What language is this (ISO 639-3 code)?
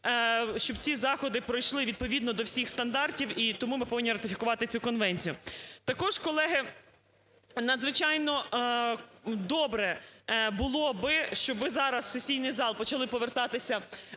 ukr